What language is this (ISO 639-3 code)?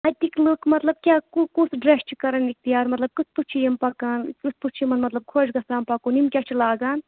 kas